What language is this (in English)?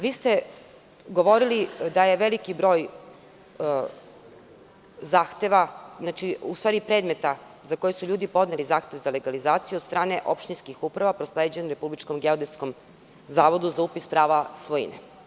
Serbian